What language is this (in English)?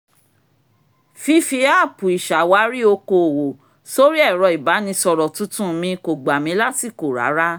Yoruba